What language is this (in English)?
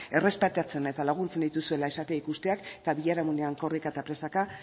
Basque